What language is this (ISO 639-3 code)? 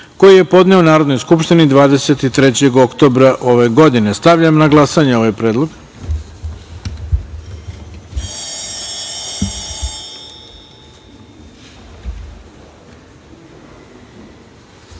srp